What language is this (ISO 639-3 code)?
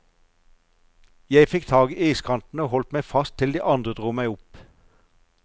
nor